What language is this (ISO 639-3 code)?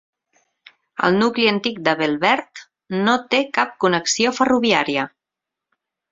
cat